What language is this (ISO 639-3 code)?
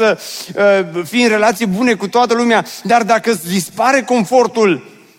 ron